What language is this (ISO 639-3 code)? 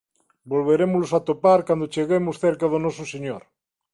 glg